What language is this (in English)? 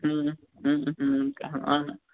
Maithili